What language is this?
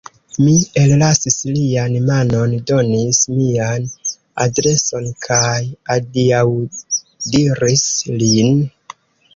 Esperanto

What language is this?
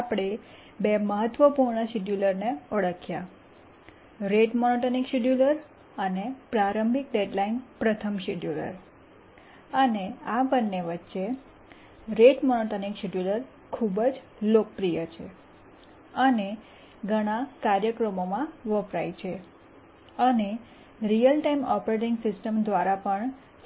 Gujarati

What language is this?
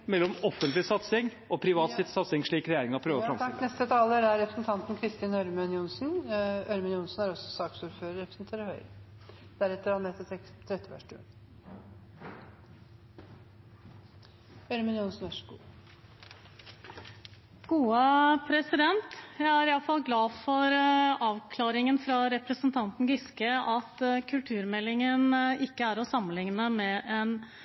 Norwegian Bokmål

